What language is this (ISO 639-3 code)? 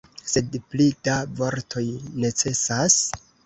epo